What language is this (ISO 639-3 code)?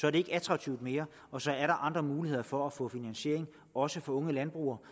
dan